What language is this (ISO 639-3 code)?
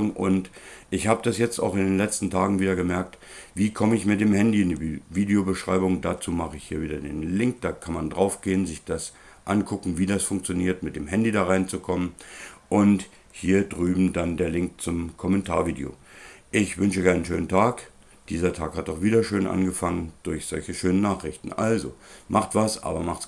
deu